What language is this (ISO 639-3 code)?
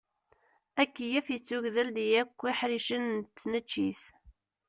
kab